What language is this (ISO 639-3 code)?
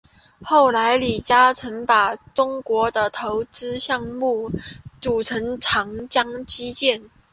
zho